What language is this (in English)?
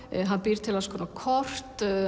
Icelandic